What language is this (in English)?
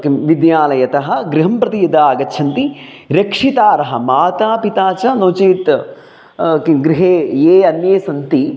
Sanskrit